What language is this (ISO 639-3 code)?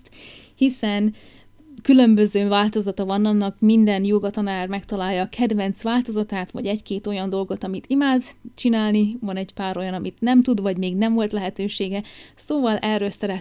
hun